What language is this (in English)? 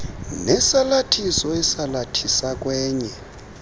Xhosa